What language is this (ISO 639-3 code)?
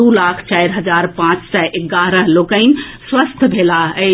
mai